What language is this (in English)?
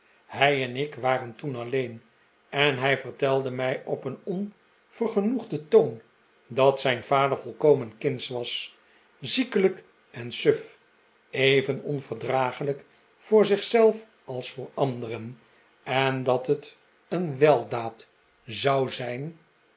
Dutch